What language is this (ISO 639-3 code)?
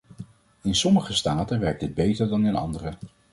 nld